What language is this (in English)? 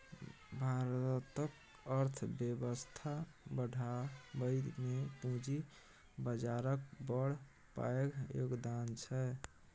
Maithili